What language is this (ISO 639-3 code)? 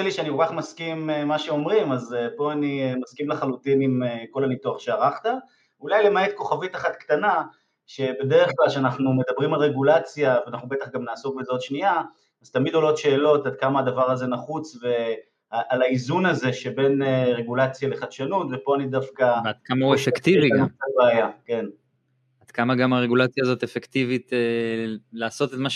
heb